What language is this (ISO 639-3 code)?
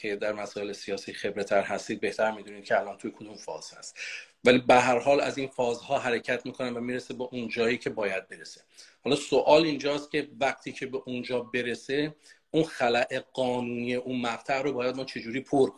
fas